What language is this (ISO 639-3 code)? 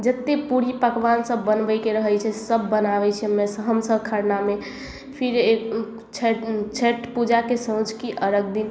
mai